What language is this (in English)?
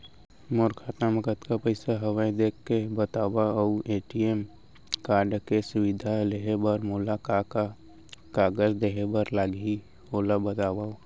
Chhattisgarhi